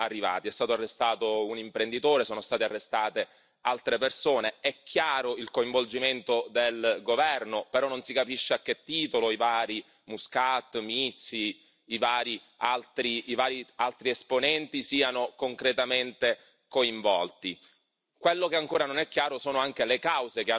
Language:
Italian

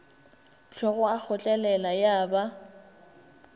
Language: Northern Sotho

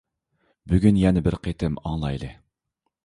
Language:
Uyghur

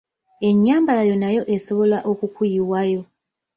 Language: Ganda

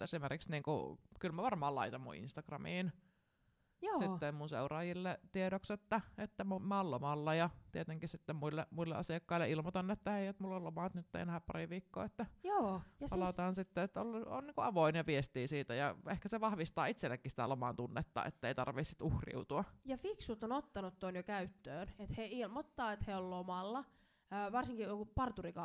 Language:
Finnish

